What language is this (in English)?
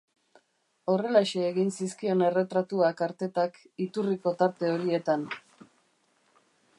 Basque